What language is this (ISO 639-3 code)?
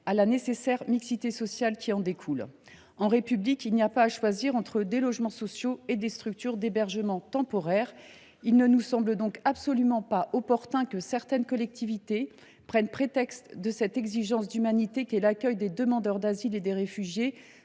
fra